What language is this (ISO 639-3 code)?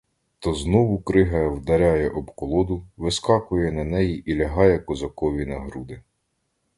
ukr